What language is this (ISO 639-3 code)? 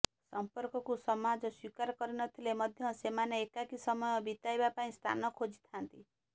ori